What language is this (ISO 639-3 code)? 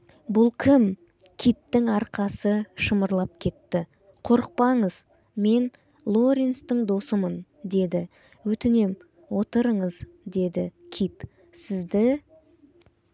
kaz